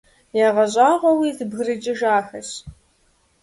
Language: Kabardian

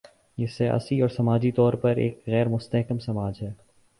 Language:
Urdu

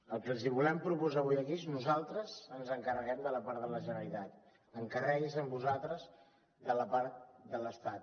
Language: Catalan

